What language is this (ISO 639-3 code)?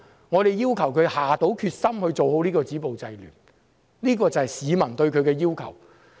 yue